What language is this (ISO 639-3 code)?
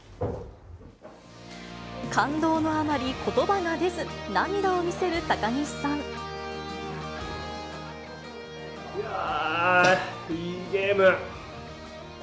jpn